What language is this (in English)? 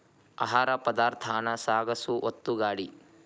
Kannada